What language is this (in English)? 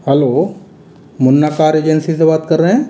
Hindi